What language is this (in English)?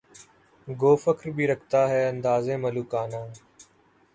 Urdu